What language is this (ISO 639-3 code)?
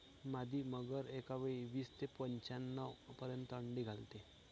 mar